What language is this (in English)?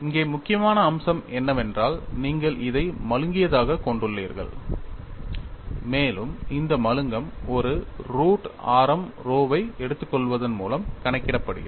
Tamil